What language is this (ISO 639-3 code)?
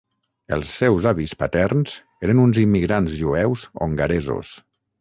cat